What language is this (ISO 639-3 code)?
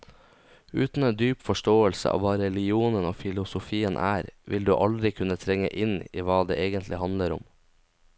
nor